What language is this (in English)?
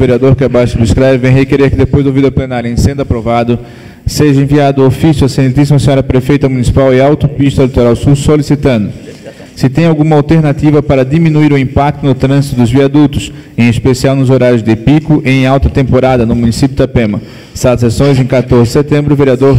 Portuguese